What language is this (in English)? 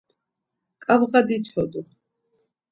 Laz